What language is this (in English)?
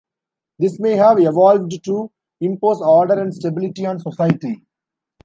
English